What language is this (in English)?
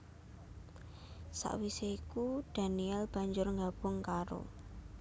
Javanese